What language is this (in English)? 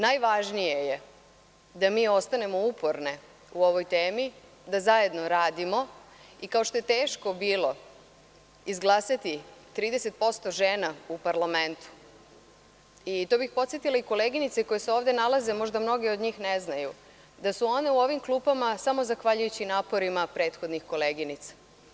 Serbian